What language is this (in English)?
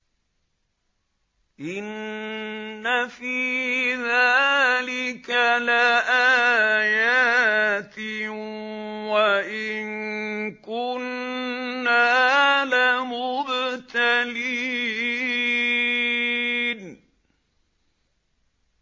Arabic